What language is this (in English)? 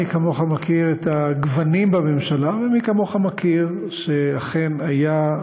Hebrew